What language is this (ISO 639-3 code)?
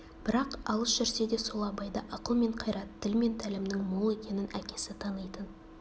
kaz